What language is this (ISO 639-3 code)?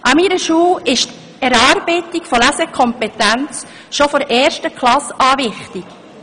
gsw